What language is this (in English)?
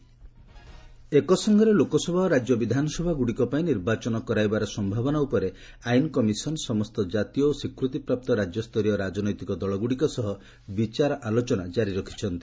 Odia